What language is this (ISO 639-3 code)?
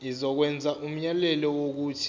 zul